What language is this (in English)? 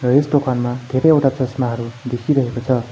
Nepali